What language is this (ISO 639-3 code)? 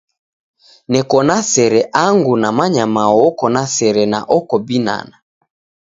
dav